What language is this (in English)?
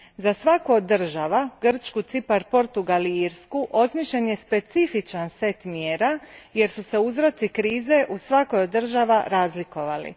Croatian